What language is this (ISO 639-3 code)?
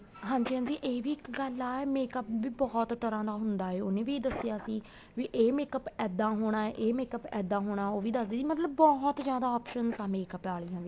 pan